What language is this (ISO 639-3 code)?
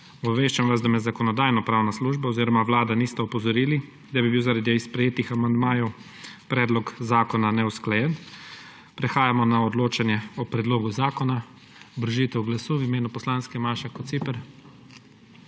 slv